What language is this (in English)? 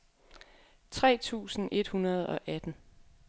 Danish